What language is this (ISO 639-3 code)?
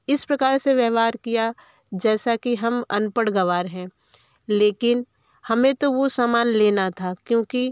hin